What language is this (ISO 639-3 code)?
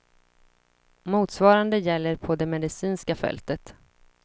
swe